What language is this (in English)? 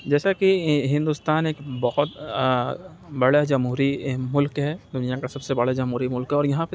Urdu